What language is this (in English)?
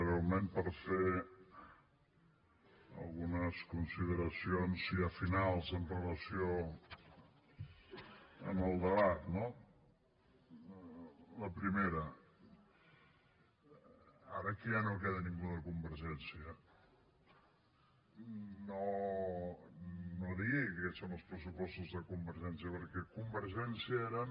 Catalan